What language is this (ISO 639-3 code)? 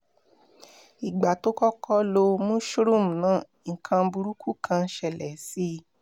yor